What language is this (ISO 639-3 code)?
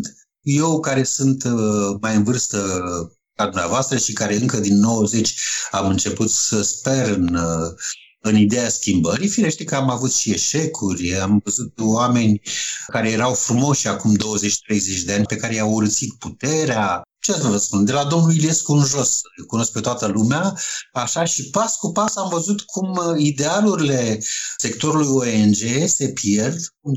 ron